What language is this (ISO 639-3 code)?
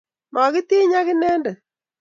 kln